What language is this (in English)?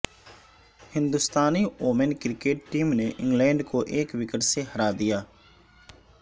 Urdu